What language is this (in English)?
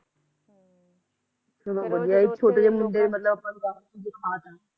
Punjabi